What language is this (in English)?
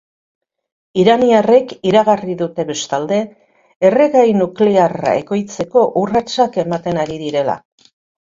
Basque